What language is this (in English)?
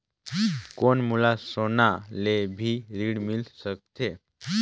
Chhattisgarhi